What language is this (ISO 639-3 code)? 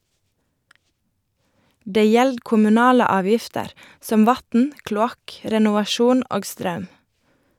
nor